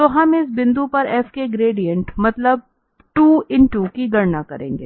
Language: Hindi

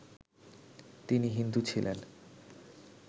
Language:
Bangla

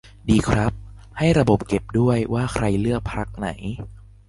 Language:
Thai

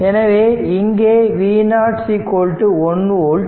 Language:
Tamil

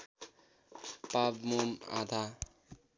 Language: Nepali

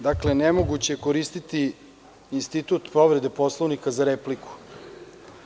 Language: Serbian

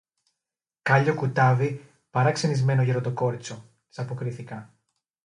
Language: Greek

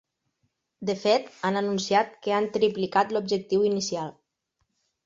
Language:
Catalan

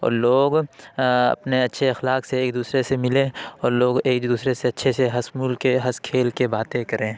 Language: Urdu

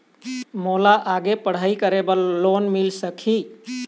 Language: Chhattisgarhi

